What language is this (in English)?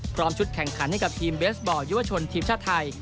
Thai